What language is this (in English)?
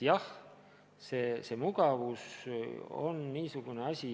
Estonian